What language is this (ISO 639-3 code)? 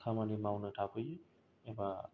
brx